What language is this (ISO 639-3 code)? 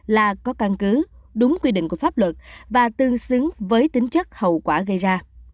vie